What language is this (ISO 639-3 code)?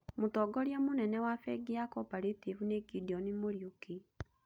kik